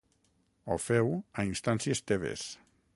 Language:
Catalan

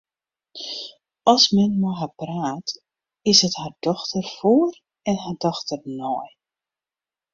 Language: Western Frisian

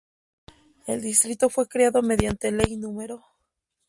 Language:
Spanish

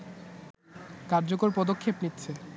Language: Bangla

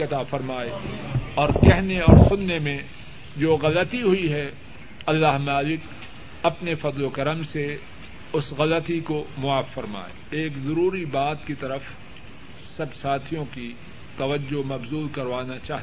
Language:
Urdu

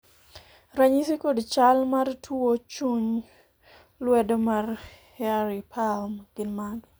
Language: Luo (Kenya and Tanzania)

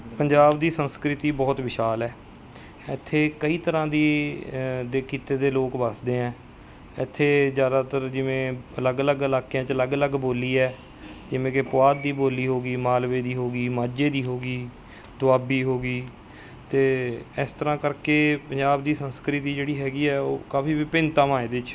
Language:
Punjabi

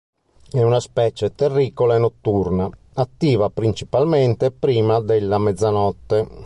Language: Italian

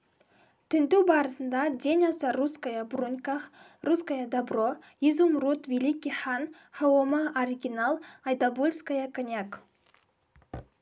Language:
Kazakh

